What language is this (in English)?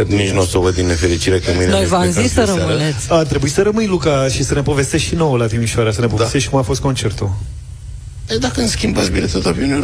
Romanian